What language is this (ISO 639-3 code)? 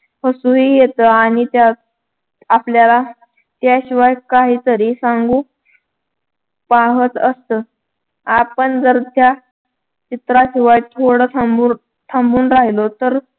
mar